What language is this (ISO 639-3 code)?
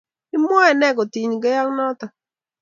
kln